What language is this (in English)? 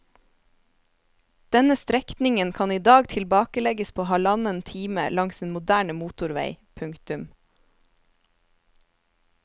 Norwegian